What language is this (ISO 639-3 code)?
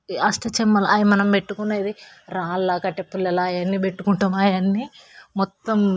tel